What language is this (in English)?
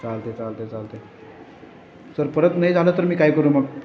Marathi